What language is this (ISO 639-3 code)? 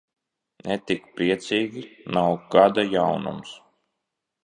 lav